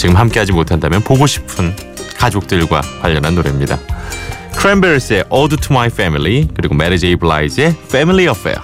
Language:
Korean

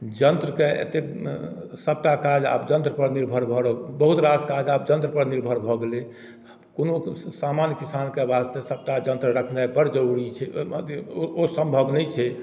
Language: Maithili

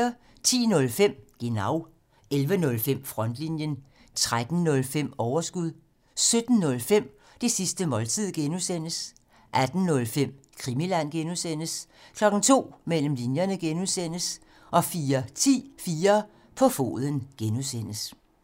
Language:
Danish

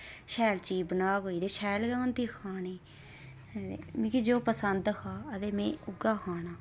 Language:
Dogri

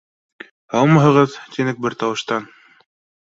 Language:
Bashkir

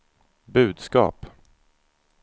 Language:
Swedish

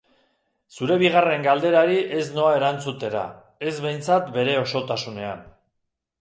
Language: Basque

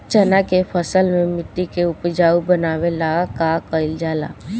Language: Bhojpuri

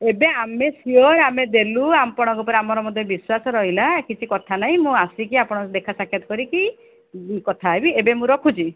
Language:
Odia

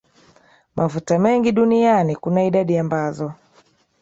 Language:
Swahili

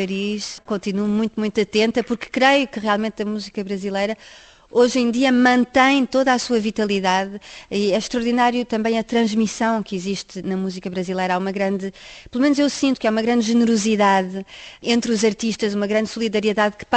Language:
Portuguese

